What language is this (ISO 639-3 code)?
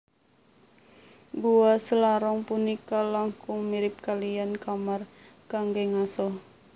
jav